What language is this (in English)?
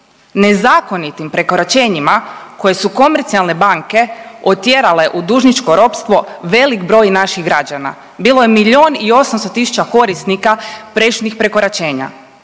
Croatian